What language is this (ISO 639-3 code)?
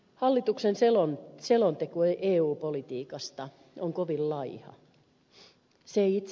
fin